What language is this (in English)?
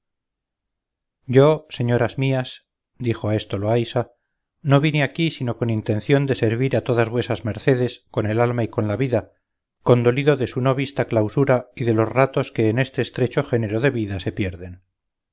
Spanish